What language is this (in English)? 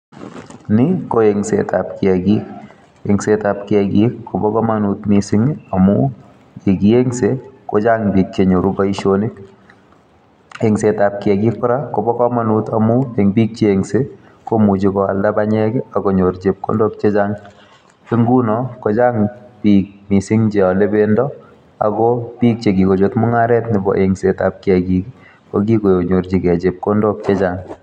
Kalenjin